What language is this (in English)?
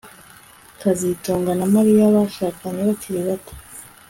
Kinyarwanda